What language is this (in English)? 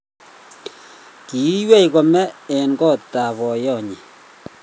Kalenjin